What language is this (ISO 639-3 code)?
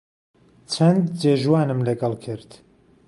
ckb